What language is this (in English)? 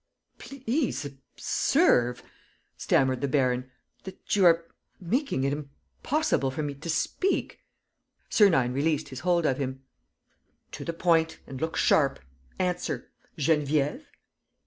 English